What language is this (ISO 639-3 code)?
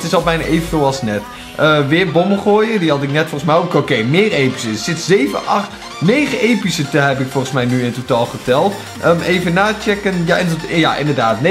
nld